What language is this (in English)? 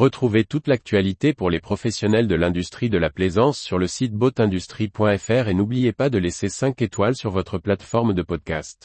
French